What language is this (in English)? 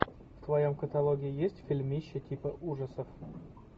Russian